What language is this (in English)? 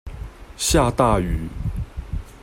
Chinese